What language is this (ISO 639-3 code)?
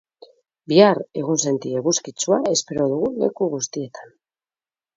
eus